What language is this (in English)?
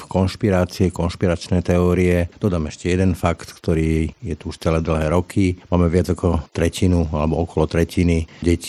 Slovak